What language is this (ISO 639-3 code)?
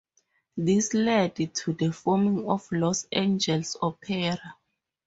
eng